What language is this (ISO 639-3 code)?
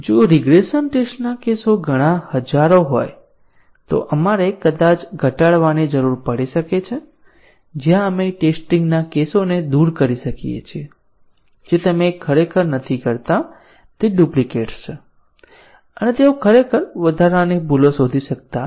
guj